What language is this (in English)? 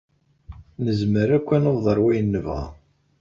Kabyle